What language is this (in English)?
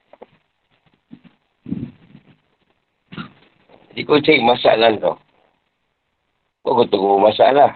Malay